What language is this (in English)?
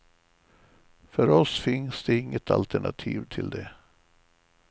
Swedish